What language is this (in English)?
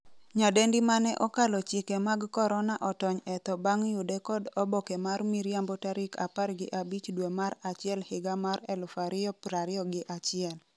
Luo (Kenya and Tanzania)